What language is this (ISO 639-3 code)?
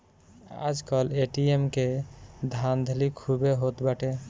bho